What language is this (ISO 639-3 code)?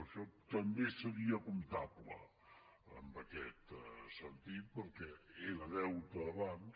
cat